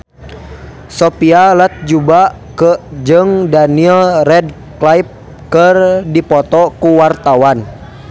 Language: Sundanese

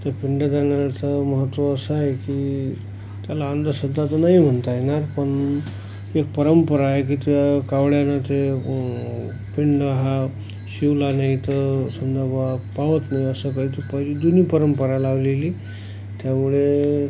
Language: Marathi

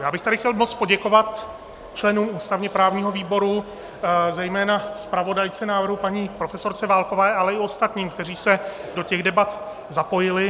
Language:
Czech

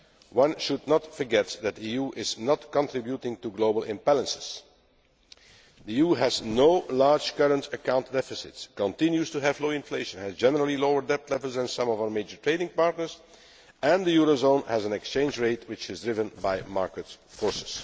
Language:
English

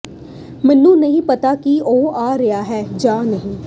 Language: Punjabi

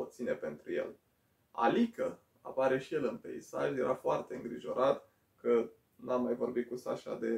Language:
Romanian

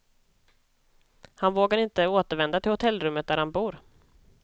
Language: Swedish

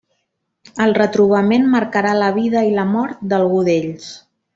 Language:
Catalan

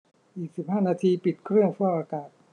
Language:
Thai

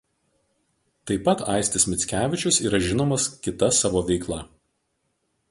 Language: Lithuanian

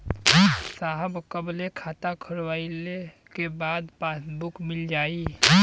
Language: Bhojpuri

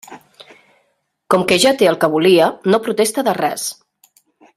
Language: Catalan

